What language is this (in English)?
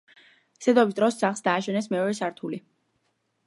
Georgian